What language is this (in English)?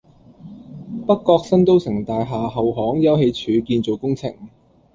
Cantonese